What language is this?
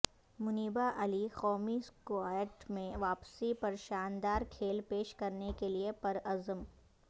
Urdu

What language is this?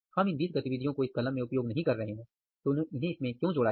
Hindi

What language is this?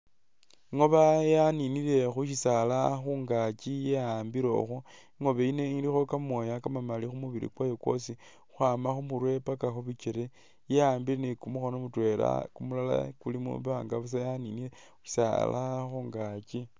Masaaba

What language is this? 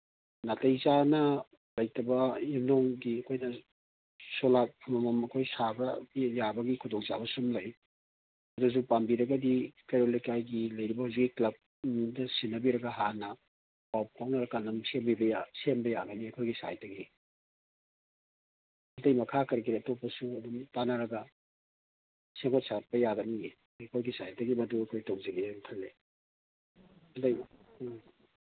Manipuri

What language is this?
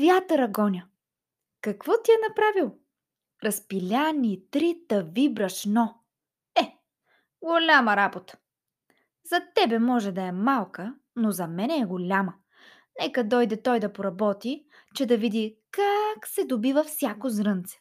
Bulgarian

